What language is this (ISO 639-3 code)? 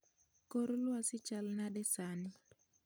luo